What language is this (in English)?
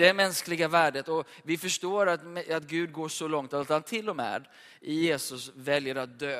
Swedish